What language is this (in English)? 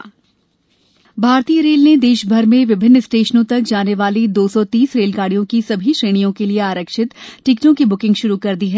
Hindi